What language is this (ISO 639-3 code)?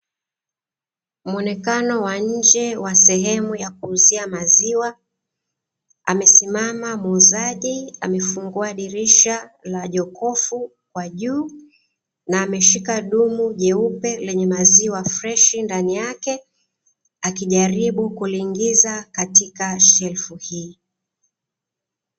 swa